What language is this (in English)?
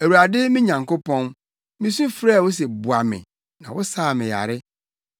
Akan